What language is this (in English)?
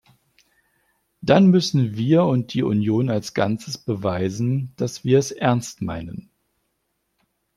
German